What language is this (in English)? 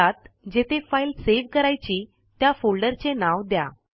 Marathi